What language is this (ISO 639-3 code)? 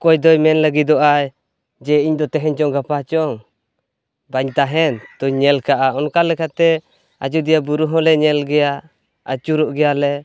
sat